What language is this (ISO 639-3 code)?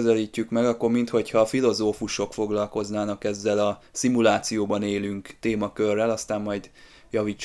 hun